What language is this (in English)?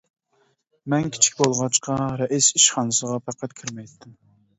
Uyghur